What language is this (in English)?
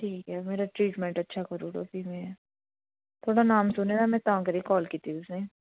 Dogri